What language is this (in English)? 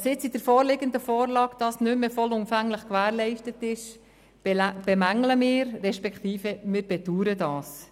Swiss German